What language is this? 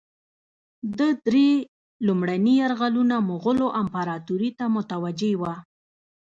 Pashto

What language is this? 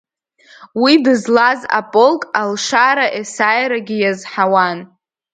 Abkhazian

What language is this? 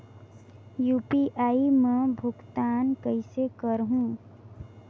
Chhattisgarhi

